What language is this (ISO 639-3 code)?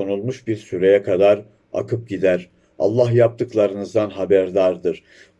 tur